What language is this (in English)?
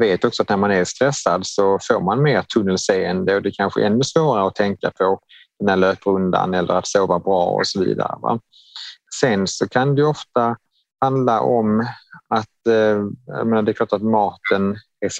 Swedish